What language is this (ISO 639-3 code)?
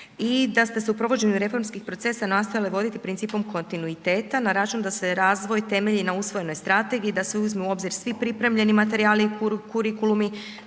hrv